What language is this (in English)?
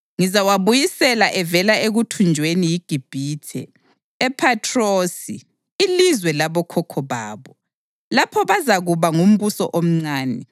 North Ndebele